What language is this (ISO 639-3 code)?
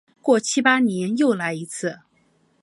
zho